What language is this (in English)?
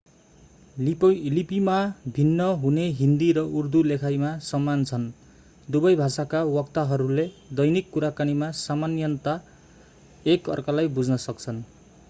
Nepali